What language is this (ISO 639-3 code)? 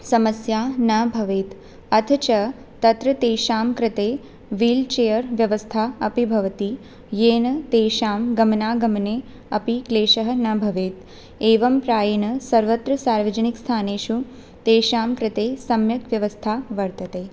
san